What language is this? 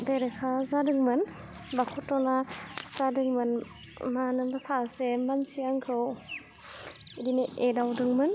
Bodo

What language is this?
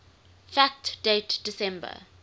English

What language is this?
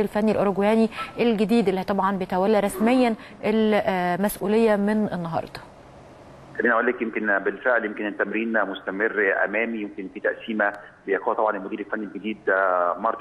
Arabic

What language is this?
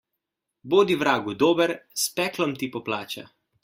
Slovenian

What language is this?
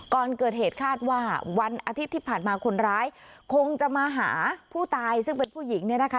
Thai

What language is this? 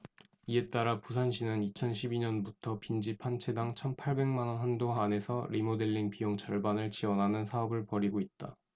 Korean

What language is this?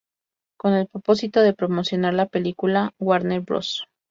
Spanish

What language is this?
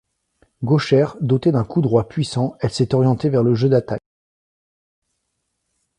French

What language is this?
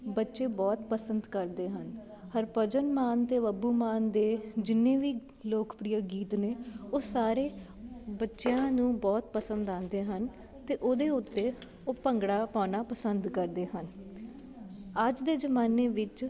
Punjabi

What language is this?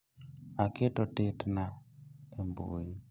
Luo (Kenya and Tanzania)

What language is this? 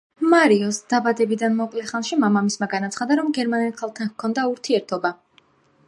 Georgian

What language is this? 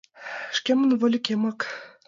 Mari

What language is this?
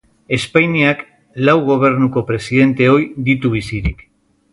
Basque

